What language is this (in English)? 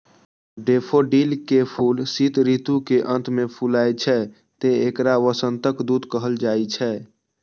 Maithili